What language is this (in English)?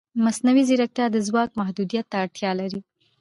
Pashto